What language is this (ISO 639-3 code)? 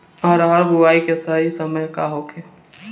bho